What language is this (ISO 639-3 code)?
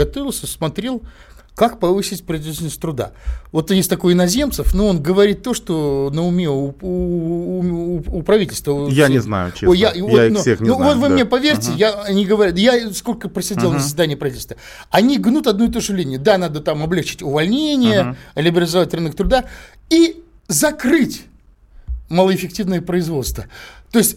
rus